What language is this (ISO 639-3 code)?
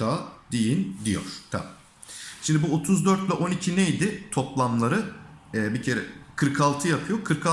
tur